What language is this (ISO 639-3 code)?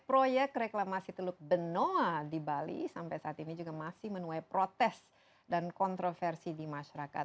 ind